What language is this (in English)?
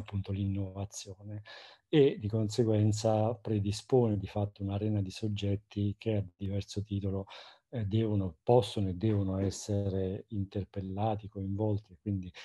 Italian